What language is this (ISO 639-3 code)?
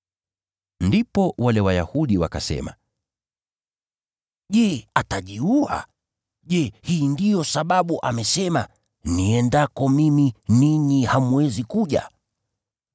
swa